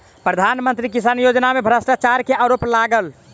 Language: Maithili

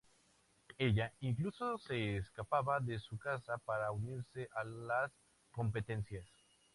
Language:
Spanish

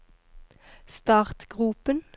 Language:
Norwegian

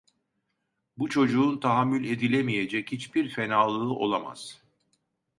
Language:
Turkish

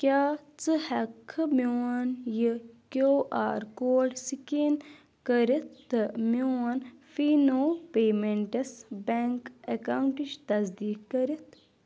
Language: Kashmiri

